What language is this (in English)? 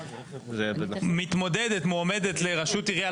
Hebrew